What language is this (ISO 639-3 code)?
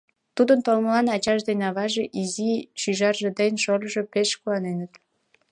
chm